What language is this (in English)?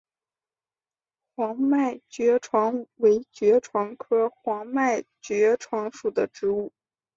Chinese